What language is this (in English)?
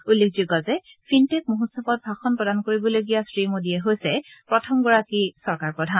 Assamese